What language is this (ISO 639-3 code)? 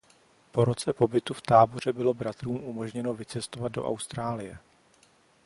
ces